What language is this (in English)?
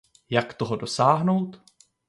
Czech